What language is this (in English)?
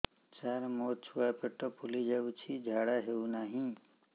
Odia